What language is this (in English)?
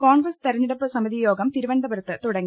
Malayalam